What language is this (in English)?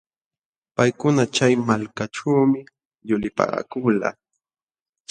Jauja Wanca Quechua